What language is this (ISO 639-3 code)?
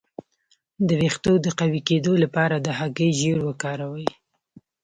pus